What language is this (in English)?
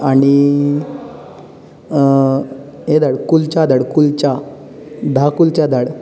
Konkani